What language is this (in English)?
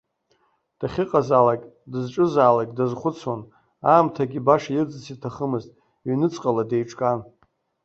Abkhazian